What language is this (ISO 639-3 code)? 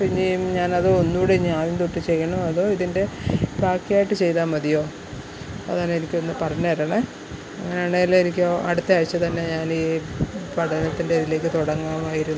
mal